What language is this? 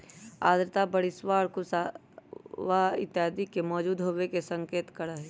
Magahi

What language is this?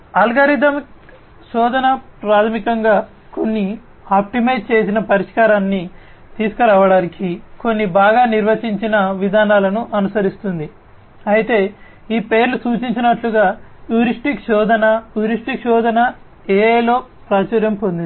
Telugu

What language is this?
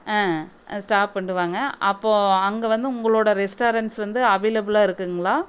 Tamil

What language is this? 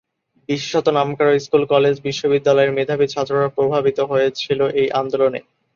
Bangla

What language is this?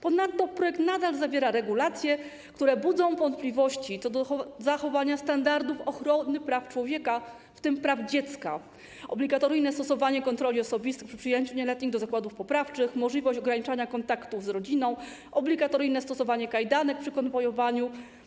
Polish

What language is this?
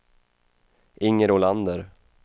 Swedish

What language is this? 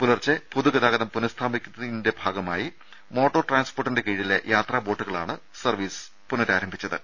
Malayalam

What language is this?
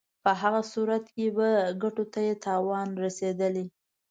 Pashto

